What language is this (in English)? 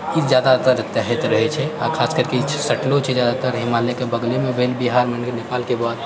Maithili